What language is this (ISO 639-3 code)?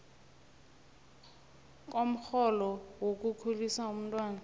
nbl